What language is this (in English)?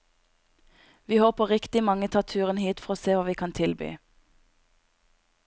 Norwegian